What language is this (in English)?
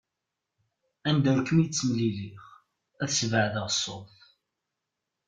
Kabyle